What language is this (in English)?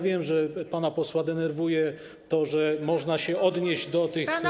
Polish